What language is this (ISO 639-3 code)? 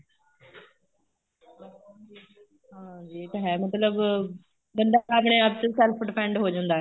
pan